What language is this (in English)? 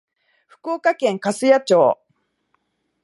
Japanese